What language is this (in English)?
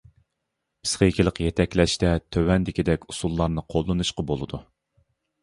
Uyghur